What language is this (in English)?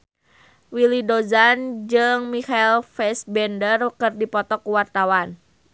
Sundanese